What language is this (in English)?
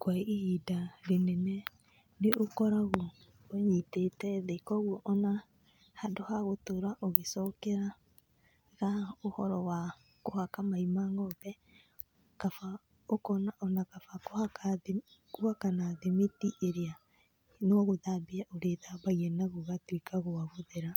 Kikuyu